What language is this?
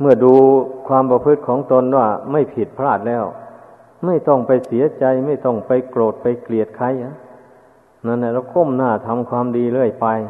Thai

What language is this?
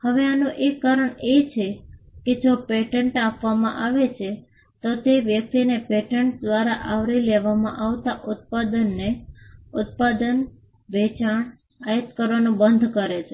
Gujarati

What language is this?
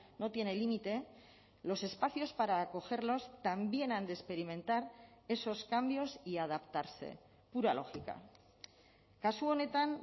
Spanish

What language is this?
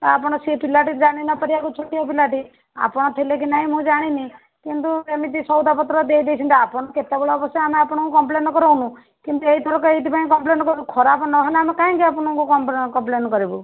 Odia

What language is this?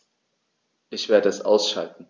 German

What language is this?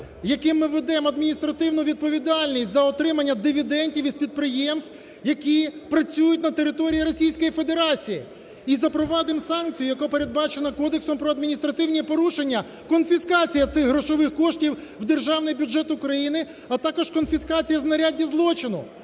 Ukrainian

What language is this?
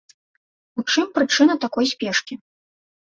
Belarusian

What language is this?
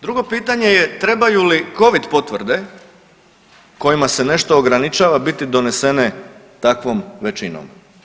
Croatian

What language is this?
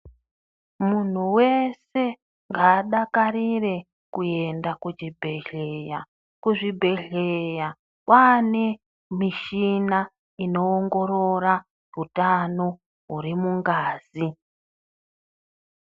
Ndau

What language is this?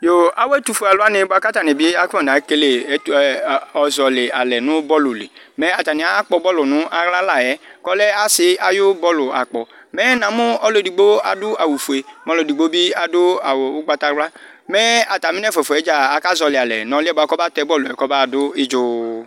Ikposo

